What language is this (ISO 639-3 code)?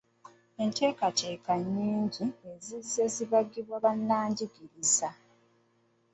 lug